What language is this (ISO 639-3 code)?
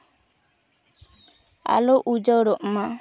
sat